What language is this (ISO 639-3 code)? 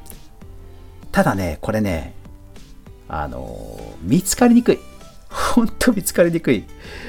jpn